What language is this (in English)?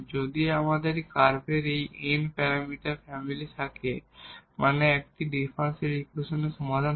Bangla